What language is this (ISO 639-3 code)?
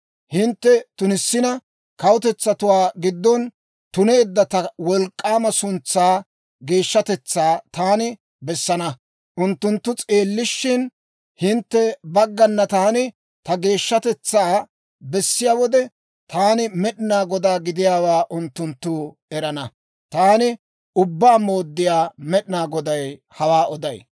dwr